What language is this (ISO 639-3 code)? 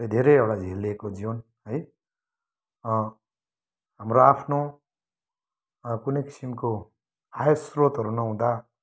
nep